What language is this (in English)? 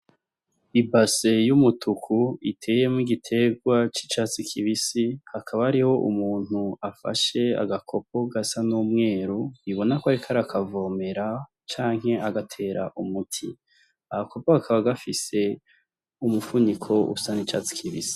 Rundi